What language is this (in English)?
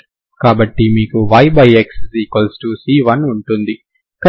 Telugu